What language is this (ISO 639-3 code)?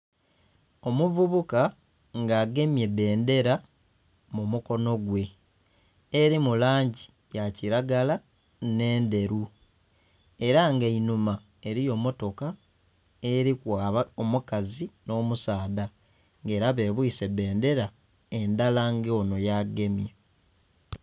xog